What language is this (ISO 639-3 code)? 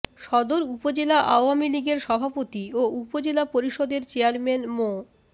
ben